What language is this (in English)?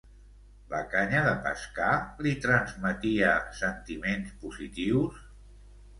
Catalan